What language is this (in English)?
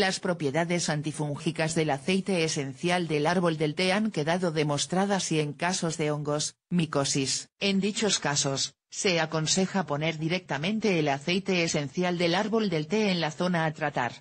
Spanish